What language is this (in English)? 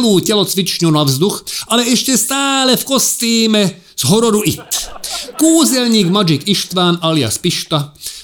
Slovak